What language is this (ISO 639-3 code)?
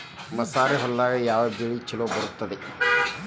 kan